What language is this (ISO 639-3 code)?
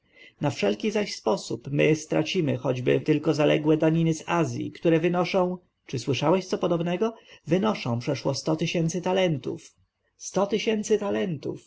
pol